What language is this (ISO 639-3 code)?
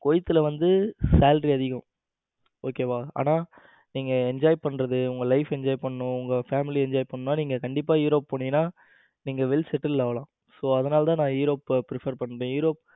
tam